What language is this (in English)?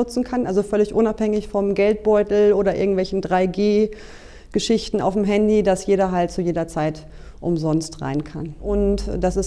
German